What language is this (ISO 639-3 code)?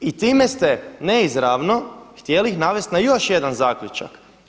hrv